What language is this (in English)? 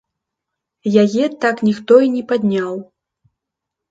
Belarusian